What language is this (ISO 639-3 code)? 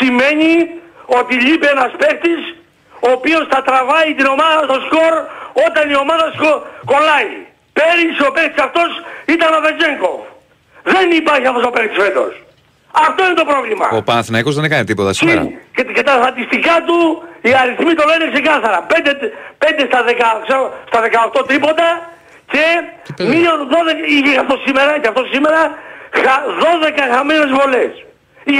ell